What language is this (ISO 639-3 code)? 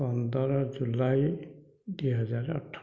ori